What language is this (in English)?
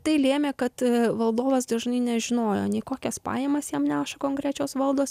Lithuanian